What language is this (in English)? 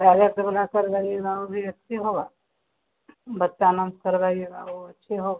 Hindi